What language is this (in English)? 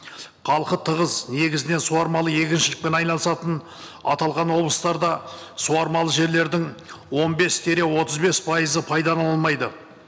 Kazakh